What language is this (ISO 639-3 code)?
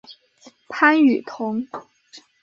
zho